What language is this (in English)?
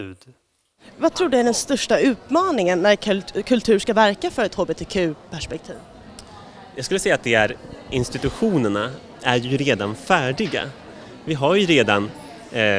Swedish